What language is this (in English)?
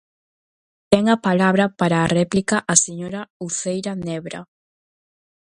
Galician